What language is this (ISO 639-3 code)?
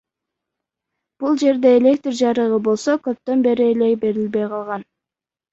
kir